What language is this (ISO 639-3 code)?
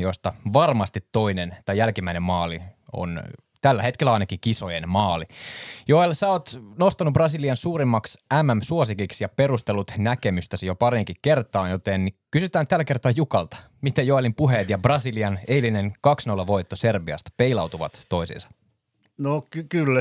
fin